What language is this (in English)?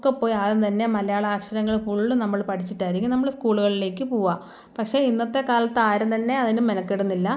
Malayalam